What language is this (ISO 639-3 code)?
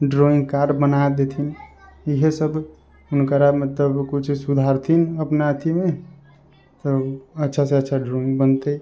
mai